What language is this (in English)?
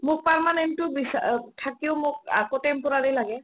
Assamese